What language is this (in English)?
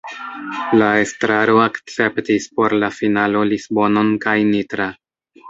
Esperanto